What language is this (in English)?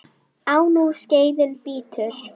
Icelandic